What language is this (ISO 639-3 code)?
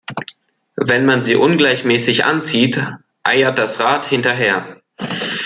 deu